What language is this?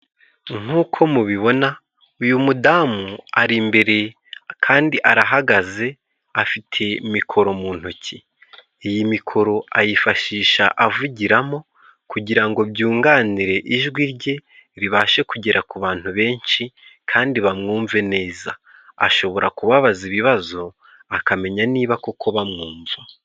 Kinyarwanda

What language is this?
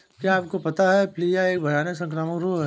Hindi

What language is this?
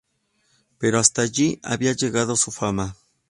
Spanish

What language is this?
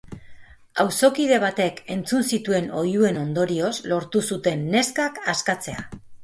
Basque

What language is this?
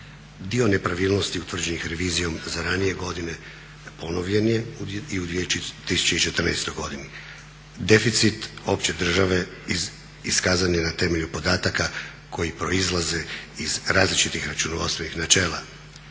Croatian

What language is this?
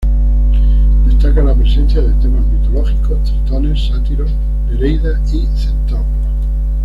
Spanish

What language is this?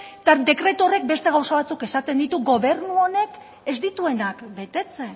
Basque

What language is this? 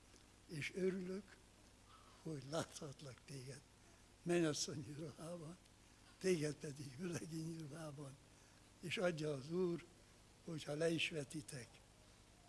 Hungarian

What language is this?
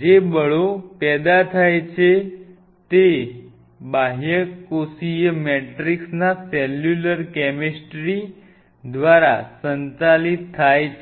Gujarati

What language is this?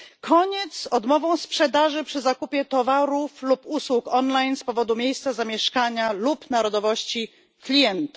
Polish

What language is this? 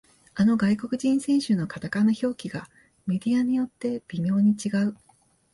Japanese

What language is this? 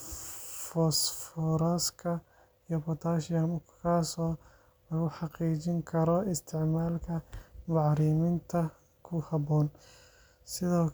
Somali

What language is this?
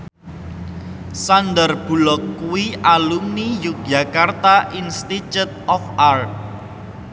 Javanese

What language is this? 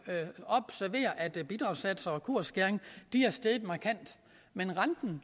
Danish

